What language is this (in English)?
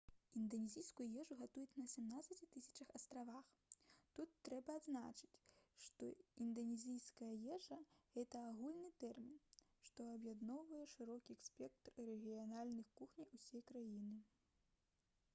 Belarusian